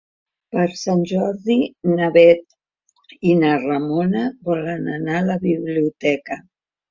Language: Catalan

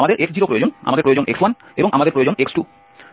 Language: Bangla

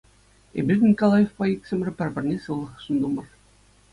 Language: Chuvash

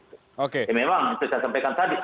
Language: Indonesian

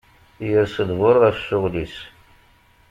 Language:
Kabyle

